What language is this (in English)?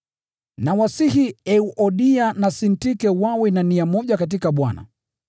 Swahili